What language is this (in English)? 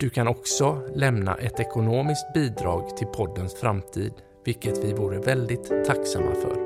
Swedish